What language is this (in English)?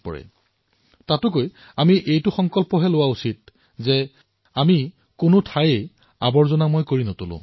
Assamese